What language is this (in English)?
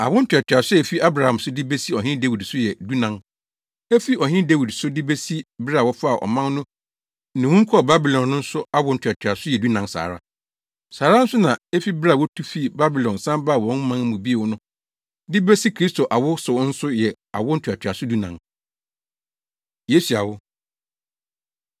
Akan